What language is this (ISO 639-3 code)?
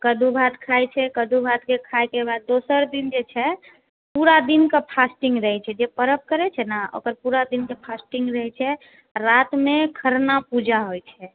mai